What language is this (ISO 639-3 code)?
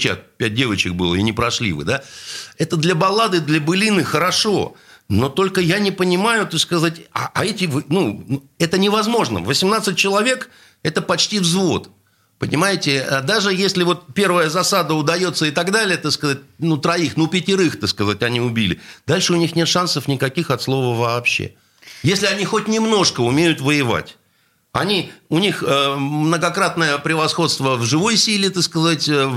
rus